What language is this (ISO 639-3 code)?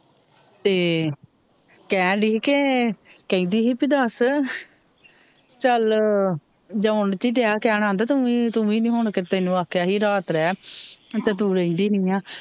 pan